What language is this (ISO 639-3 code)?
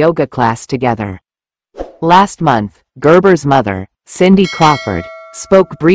eng